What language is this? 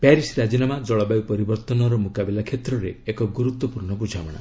Odia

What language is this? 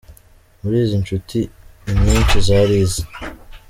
Kinyarwanda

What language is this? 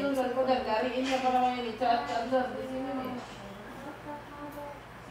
Indonesian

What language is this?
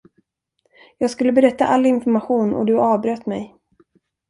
Swedish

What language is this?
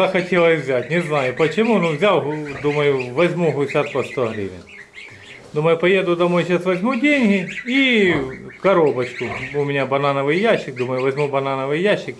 Russian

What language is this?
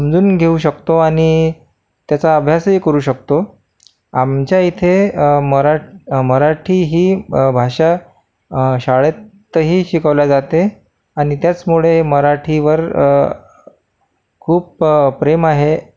Marathi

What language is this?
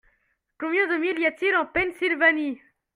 French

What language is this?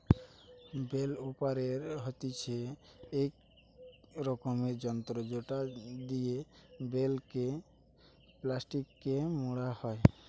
Bangla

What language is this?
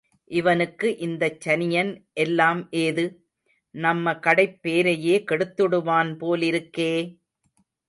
Tamil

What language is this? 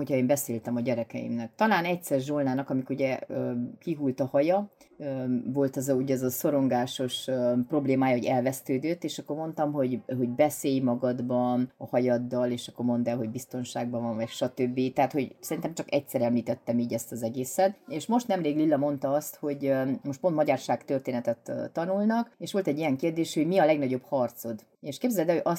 Hungarian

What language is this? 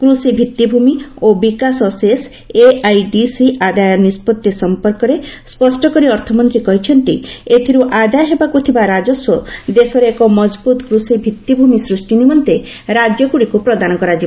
Odia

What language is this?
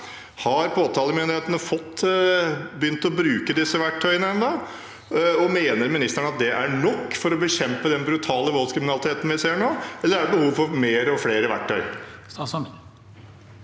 Norwegian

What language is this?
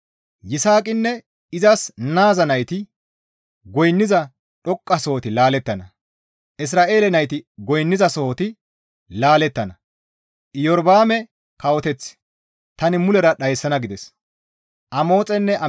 Gamo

